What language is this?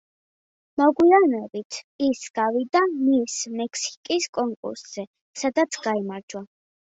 Georgian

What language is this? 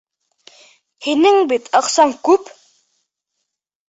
Bashkir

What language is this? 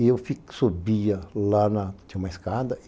Portuguese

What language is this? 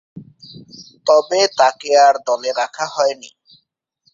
Bangla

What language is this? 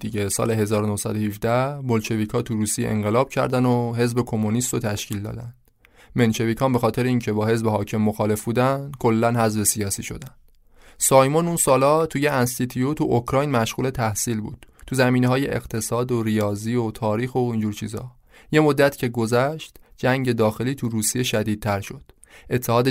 Persian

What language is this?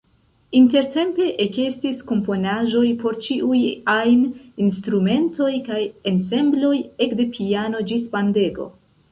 Esperanto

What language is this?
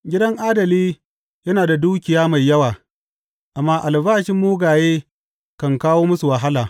Hausa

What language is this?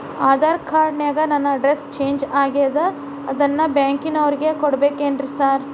Kannada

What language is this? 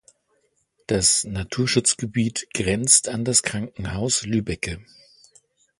German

